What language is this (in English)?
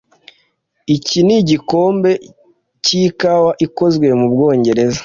Kinyarwanda